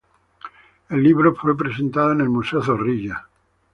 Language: Spanish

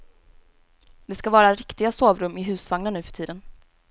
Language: Swedish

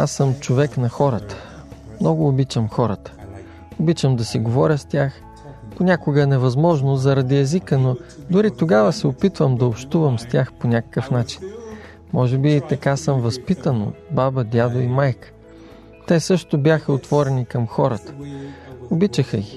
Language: Bulgarian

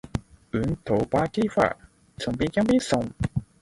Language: Cantonese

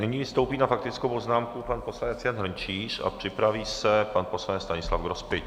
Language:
Czech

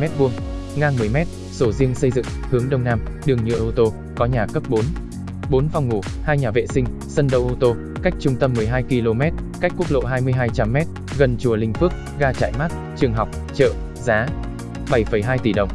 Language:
Vietnamese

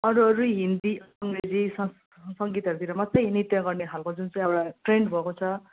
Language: Nepali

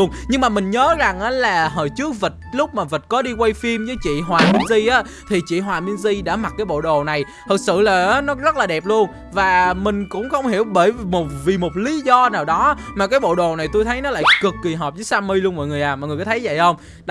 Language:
Vietnamese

